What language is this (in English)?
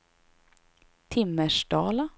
Swedish